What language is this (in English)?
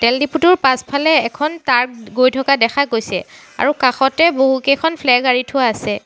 Assamese